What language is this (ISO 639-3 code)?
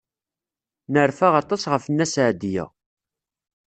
kab